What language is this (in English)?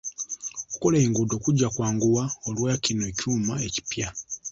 Ganda